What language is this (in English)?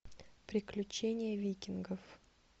Russian